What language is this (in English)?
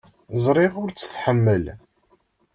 Kabyle